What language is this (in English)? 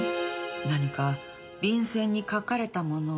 Japanese